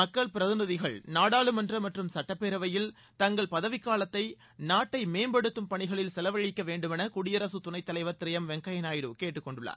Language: Tamil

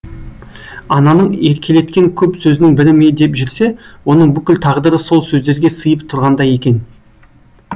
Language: Kazakh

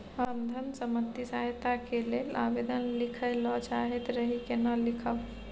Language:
Maithili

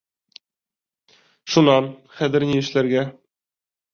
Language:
Bashkir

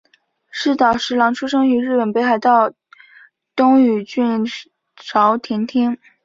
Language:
Chinese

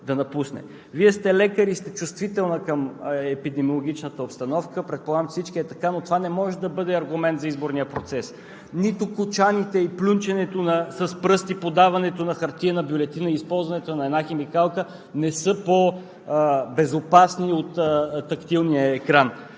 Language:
Bulgarian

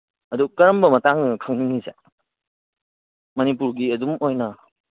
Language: Manipuri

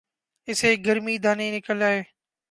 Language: Urdu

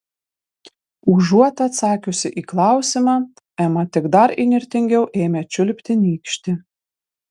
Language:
Lithuanian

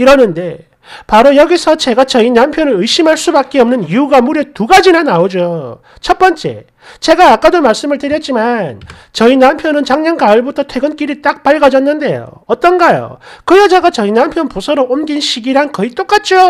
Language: Korean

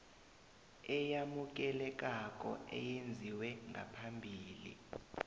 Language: South Ndebele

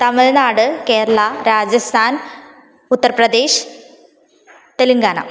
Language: Sanskrit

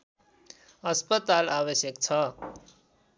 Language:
Nepali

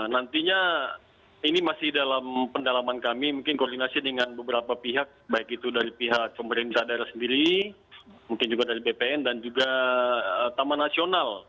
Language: Indonesian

